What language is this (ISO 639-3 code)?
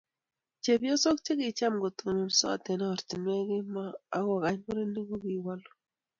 kln